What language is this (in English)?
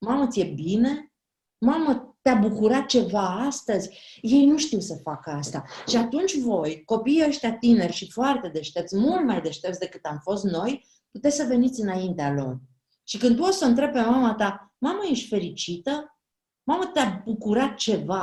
Romanian